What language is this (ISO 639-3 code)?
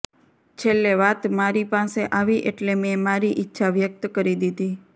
guj